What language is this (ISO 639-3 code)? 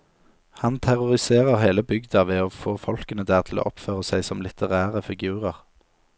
nor